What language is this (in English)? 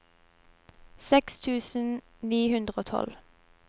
Norwegian